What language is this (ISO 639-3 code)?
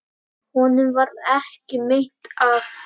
isl